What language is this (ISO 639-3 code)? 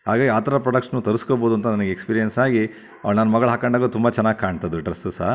kan